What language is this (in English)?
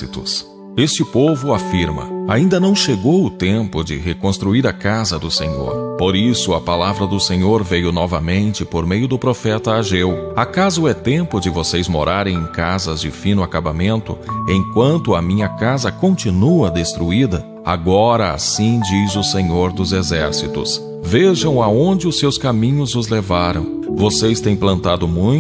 Portuguese